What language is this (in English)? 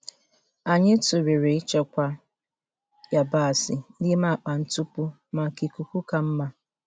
Igbo